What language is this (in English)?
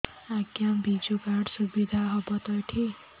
Odia